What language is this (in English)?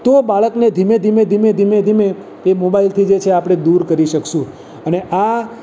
Gujarati